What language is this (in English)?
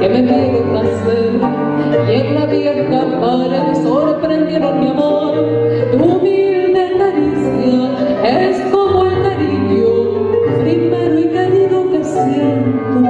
Spanish